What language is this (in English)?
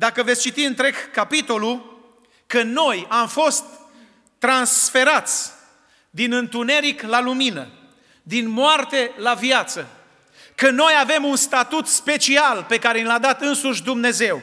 Romanian